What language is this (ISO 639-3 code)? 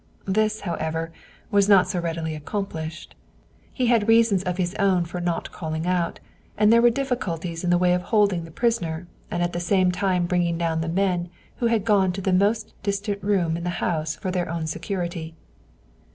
eng